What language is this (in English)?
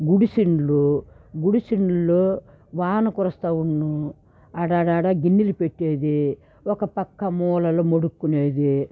Telugu